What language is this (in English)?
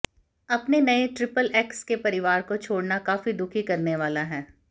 Hindi